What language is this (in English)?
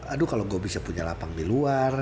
Indonesian